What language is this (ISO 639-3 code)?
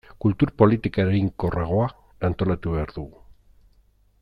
eus